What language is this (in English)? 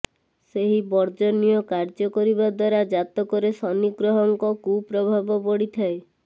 Odia